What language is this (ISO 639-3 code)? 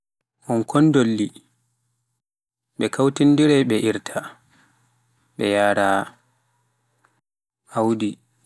fuf